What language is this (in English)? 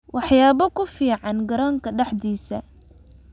Somali